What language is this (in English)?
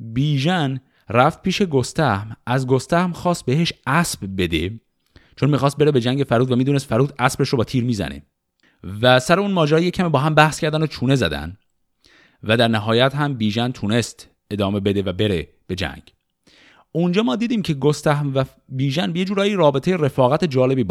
Persian